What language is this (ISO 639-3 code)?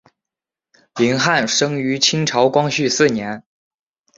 zho